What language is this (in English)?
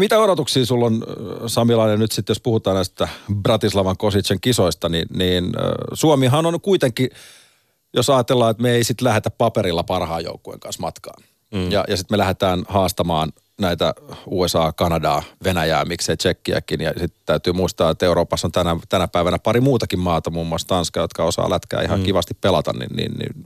Finnish